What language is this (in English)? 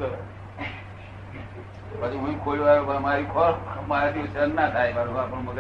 Gujarati